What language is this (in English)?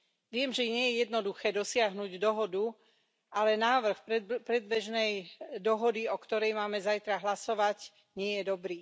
Slovak